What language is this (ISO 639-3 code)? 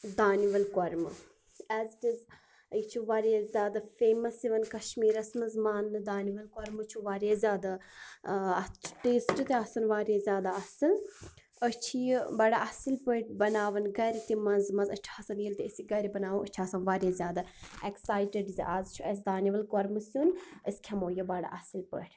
kas